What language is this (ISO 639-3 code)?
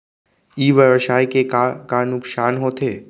hne